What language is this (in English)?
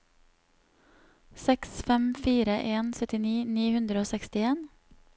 Norwegian